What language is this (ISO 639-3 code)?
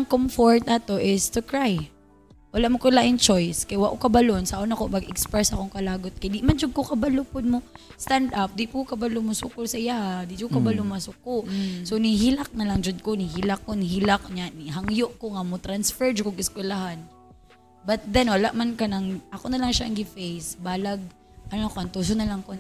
fil